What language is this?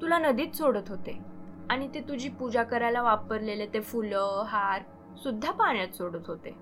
Marathi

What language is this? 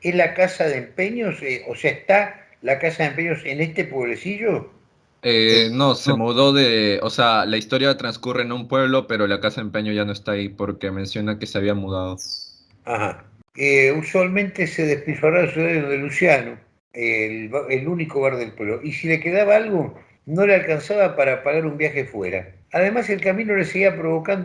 Spanish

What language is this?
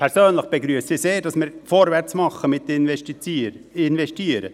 Swiss German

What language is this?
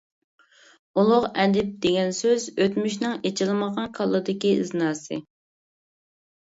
Uyghur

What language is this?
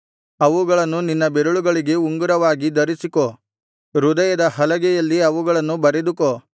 Kannada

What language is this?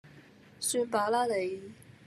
Cantonese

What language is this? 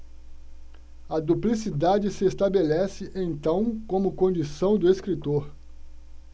Portuguese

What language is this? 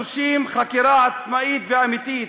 Hebrew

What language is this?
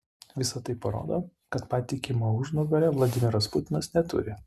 Lithuanian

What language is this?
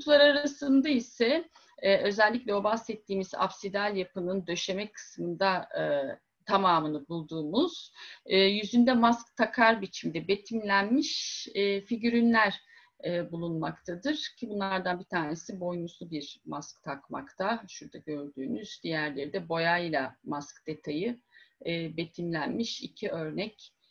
Turkish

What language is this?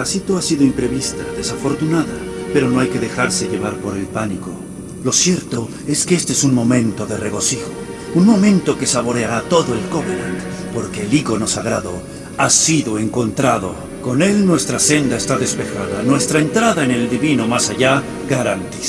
Spanish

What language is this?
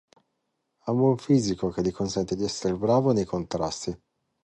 Italian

